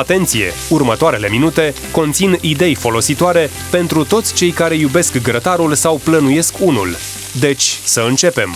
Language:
Romanian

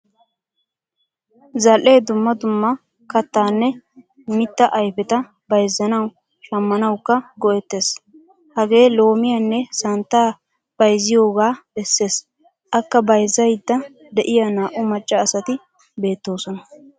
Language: Wolaytta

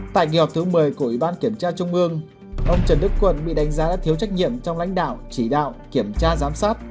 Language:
Vietnamese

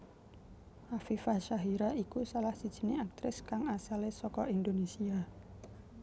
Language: Javanese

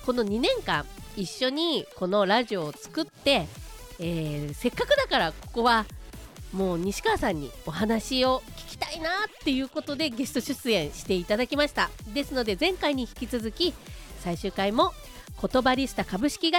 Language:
Japanese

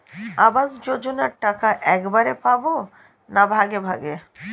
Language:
Bangla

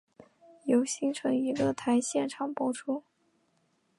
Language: Chinese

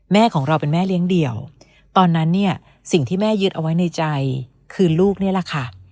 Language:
Thai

